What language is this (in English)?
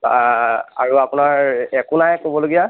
Assamese